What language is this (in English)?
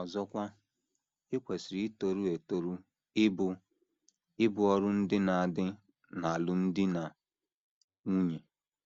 Igbo